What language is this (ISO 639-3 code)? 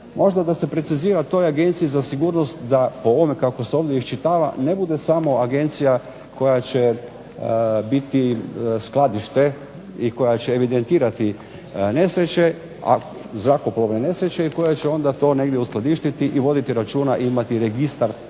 hrv